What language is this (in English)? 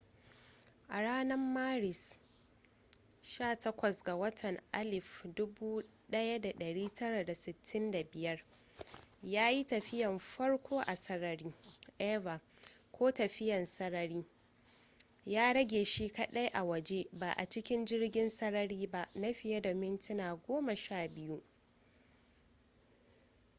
Hausa